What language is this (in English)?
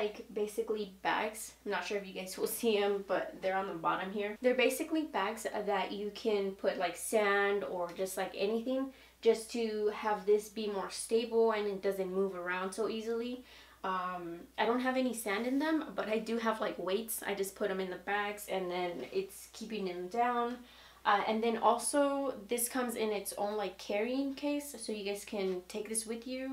English